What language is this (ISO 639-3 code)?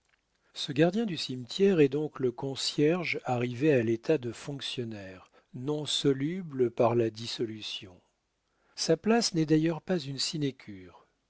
fra